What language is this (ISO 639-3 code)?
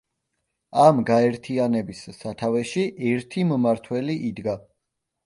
kat